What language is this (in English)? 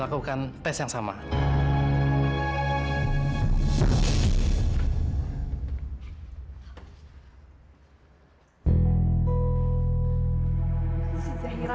Indonesian